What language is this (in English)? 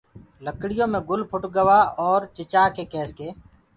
Gurgula